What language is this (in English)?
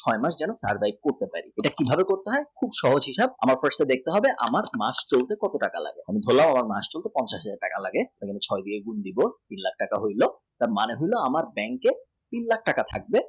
Bangla